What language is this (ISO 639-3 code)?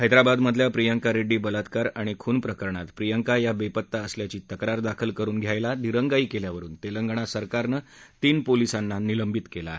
mar